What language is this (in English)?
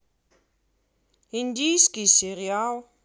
Russian